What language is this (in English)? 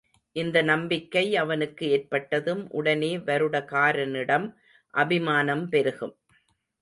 Tamil